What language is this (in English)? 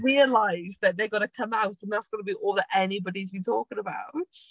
English